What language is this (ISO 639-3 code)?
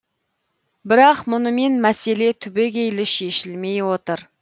kaz